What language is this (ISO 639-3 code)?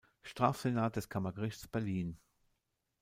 deu